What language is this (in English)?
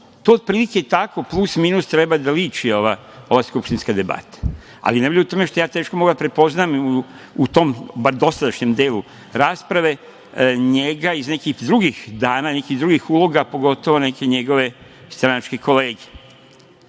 Serbian